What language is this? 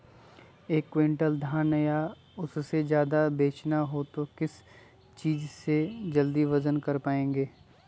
Magahi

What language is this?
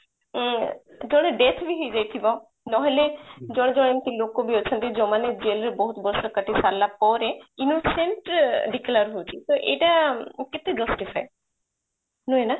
Odia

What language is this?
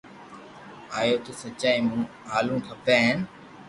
Loarki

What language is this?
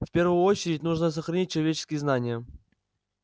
Russian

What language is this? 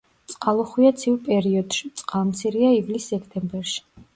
Georgian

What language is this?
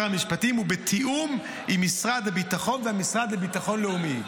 Hebrew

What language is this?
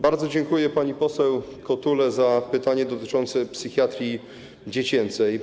Polish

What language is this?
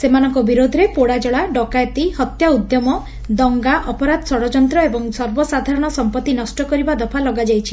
Odia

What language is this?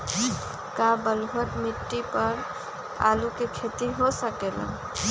Magahi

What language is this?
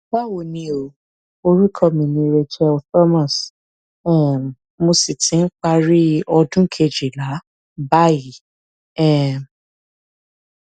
Yoruba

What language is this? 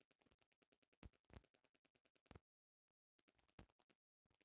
Bhojpuri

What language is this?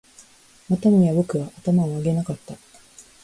Japanese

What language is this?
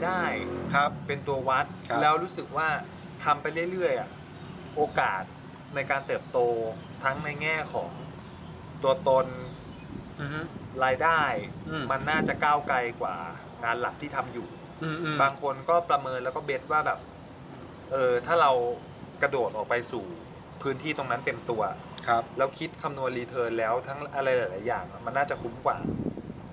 Thai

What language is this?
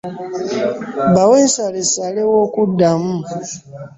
Ganda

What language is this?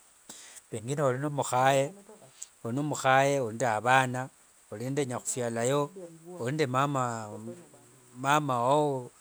Wanga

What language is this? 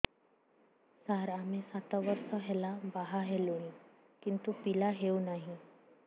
Odia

